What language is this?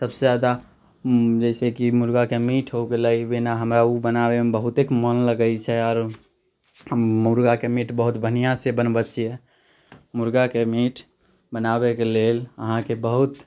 Maithili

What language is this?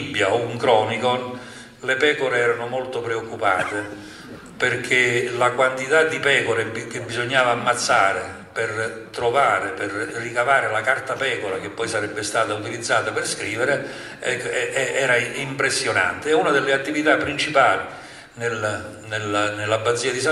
Italian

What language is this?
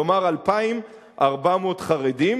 Hebrew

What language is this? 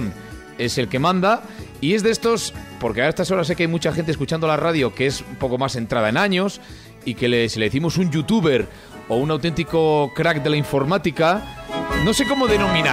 Spanish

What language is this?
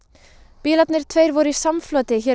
Icelandic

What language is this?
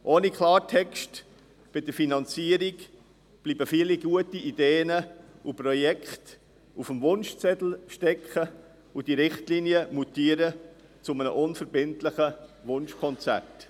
Swiss German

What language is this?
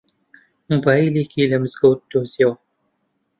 Central Kurdish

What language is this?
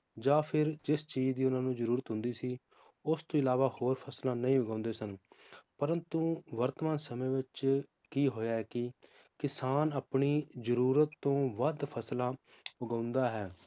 Punjabi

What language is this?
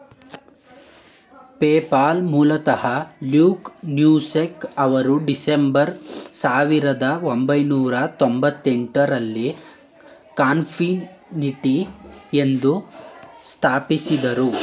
Kannada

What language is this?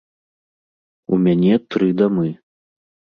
Belarusian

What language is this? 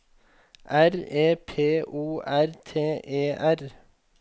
Norwegian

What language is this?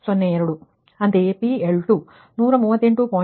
Kannada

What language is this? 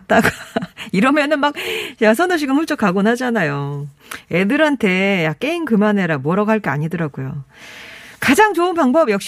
Korean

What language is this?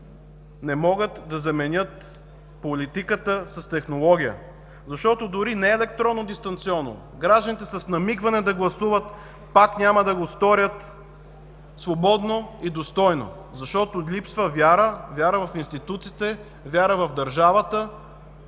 Bulgarian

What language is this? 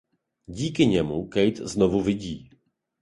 Czech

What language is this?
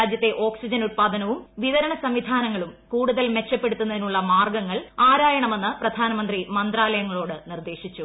Malayalam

